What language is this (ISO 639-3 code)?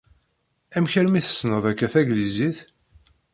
kab